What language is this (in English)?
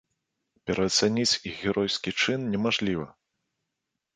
Belarusian